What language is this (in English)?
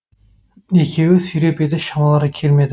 Kazakh